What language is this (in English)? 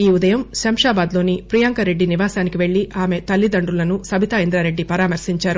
Telugu